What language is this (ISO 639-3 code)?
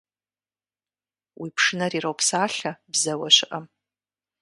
kbd